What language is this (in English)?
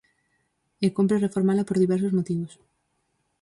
Galician